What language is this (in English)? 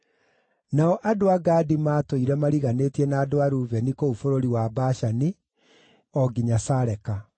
Kikuyu